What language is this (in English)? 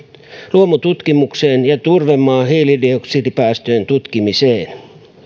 Finnish